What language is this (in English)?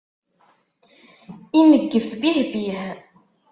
Kabyle